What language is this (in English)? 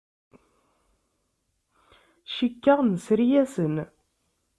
Kabyle